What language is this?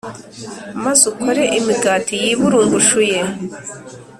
Kinyarwanda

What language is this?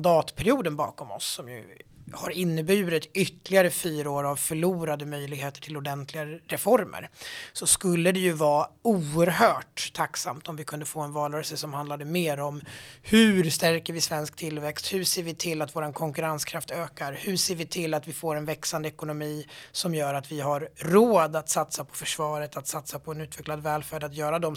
Swedish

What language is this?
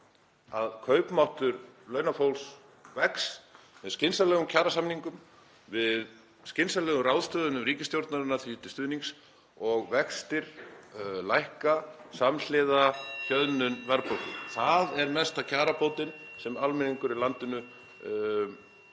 Icelandic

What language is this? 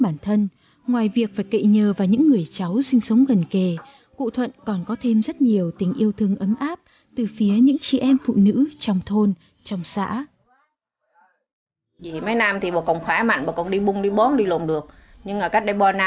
Vietnamese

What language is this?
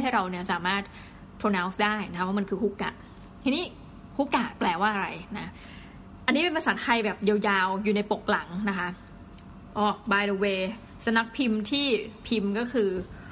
Thai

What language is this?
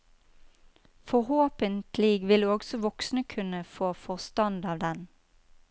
Norwegian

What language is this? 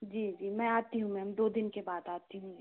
Hindi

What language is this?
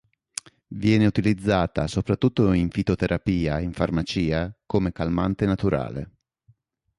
Italian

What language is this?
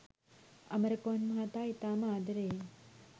Sinhala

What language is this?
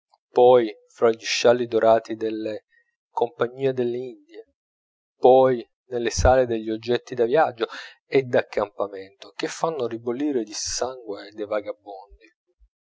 Italian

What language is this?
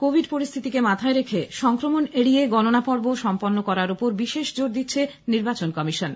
Bangla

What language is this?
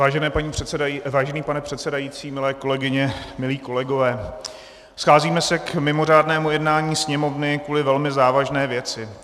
Czech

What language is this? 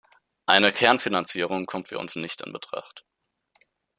German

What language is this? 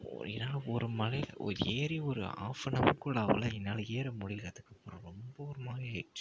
Tamil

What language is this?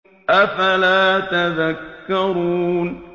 Arabic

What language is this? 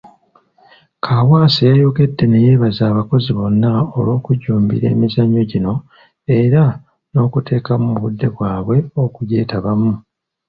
Ganda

